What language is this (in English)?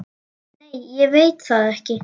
Icelandic